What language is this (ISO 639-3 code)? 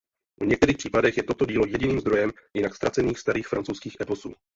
ces